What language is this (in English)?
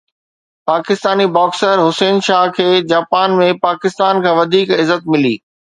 Sindhi